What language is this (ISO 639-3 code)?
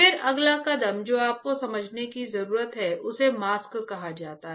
hin